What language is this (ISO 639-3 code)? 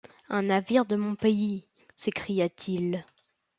fra